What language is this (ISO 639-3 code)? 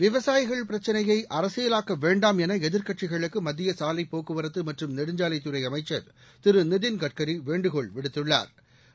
tam